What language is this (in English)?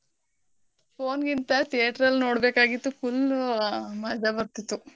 Kannada